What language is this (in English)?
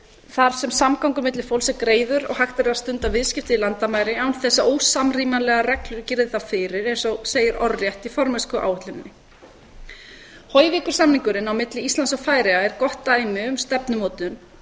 Icelandic